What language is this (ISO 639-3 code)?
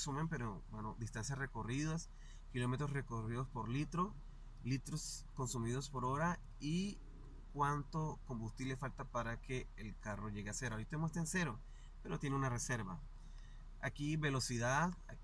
spa